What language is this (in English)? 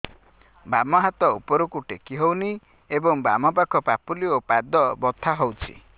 Odia